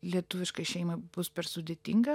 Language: Lithuanian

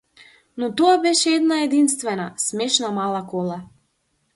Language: Macedonian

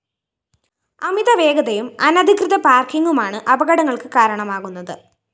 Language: Malayalam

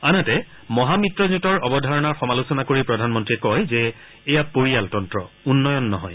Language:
Assamese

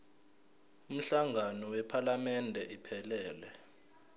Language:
Zulu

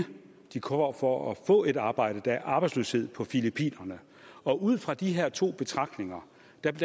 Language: Danish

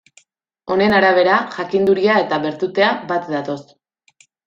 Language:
Basque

